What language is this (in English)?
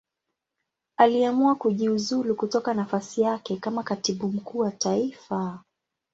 Swahili